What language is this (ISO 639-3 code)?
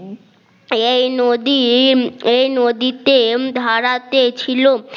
ben